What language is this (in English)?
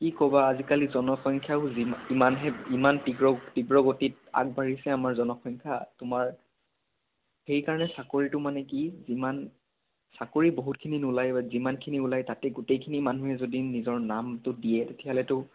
Assamese